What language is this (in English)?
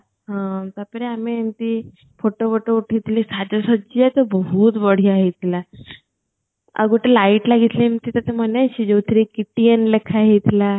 Odia